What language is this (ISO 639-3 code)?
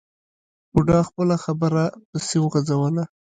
pus